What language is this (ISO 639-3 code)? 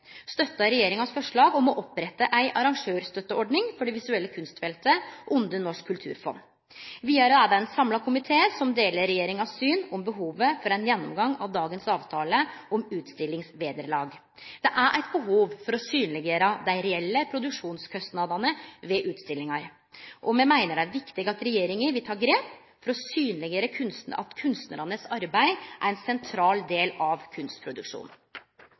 nno